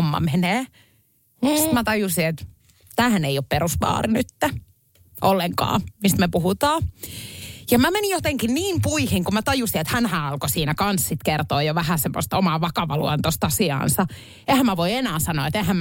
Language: Finnish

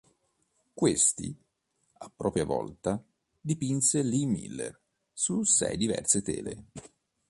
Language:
Italian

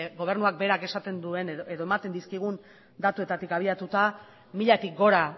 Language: Basque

